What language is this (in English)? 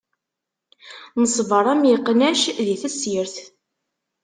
Kabyle